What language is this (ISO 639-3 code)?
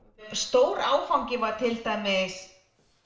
isl